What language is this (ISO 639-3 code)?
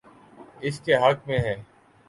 urd